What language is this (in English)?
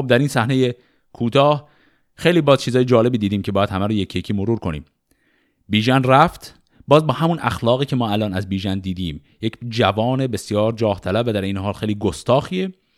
Persian